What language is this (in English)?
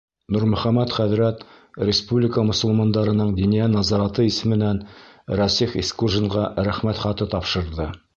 Bashkir